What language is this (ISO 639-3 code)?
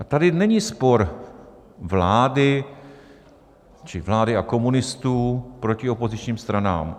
ces